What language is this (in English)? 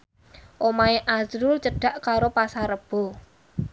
Javanese